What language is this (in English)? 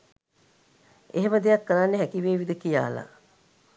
Sinhala